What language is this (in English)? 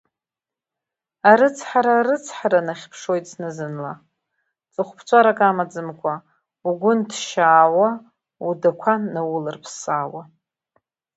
Abkhazian